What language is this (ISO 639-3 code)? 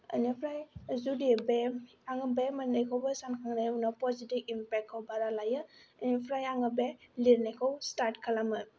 brx